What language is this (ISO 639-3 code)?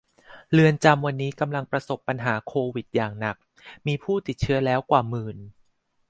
tha